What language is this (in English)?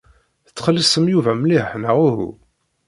Kabyle